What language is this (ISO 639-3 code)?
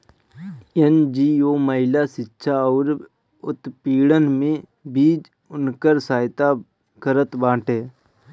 bho